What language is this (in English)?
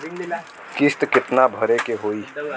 Bhojpuri